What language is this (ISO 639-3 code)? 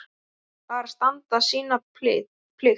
isl